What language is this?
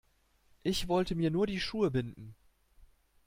German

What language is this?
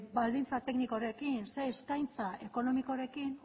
Basque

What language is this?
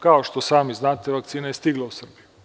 Serbian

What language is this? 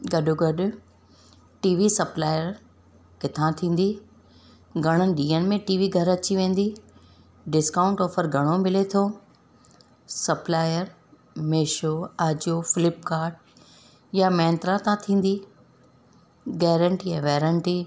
Sindhi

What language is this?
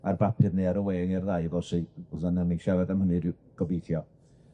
Welsh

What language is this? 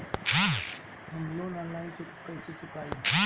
Bhojpuri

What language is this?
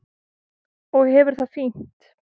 Icelandic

